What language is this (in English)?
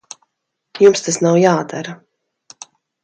Latvian